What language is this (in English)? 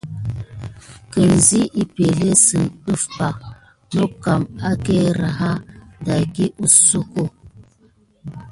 Gidar